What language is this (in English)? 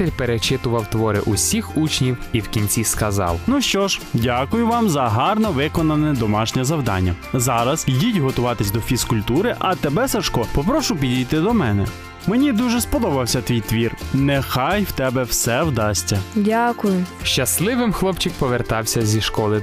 Ukrainian